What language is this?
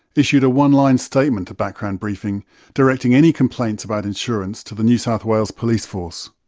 English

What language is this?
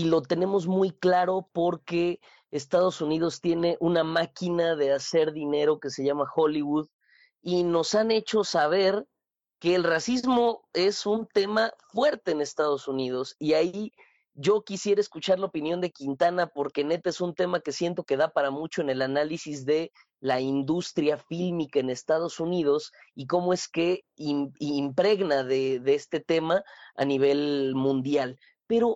Spanish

